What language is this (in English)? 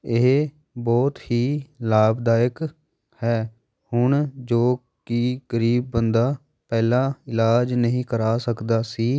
Punjabi